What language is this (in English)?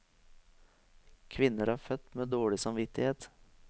Norwegian